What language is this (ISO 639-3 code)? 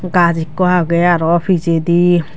ccp